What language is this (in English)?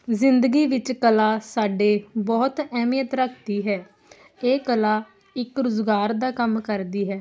Punjabi